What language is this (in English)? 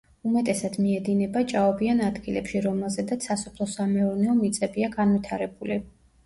Georgian